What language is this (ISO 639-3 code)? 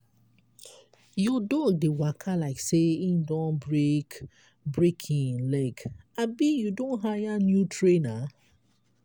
pcm